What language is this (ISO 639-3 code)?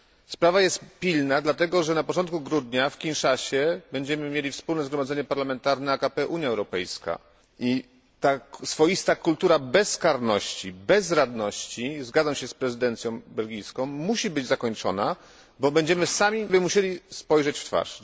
pol